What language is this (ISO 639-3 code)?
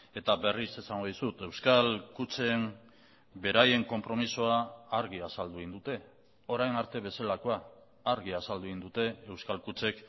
eus